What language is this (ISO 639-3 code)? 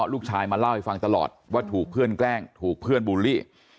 tha